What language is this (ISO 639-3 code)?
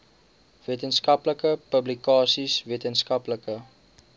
afr